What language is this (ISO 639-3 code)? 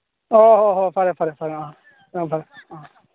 mni